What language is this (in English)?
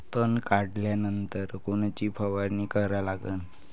Marathi